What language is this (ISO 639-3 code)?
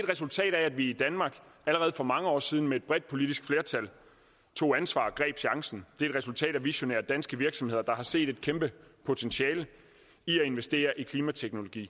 dan